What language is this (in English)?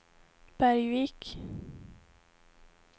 Swedish